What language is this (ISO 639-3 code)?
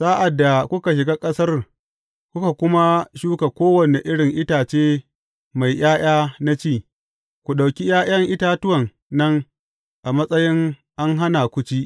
hau